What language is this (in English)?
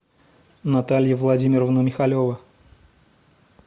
Russian